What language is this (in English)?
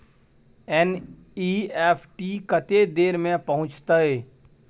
Maithili